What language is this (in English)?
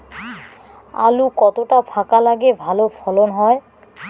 Bangla